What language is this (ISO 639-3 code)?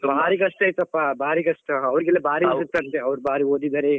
kan